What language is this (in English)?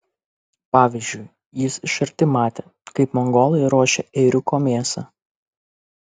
Lithuanian